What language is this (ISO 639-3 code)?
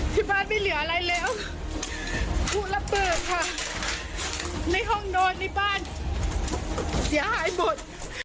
tha